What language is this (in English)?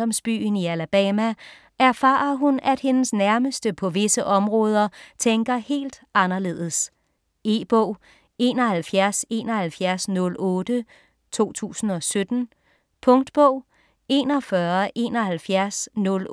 Danish